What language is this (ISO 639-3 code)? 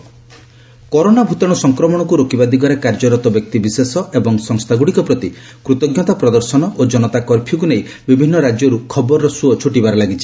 ori